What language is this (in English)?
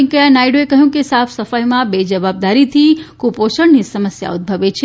Gujarati